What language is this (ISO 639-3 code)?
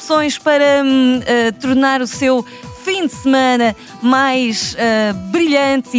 por